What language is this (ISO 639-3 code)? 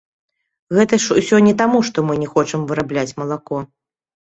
bel